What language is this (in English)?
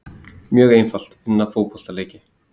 Icelandic